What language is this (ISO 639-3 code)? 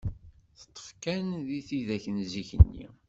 kab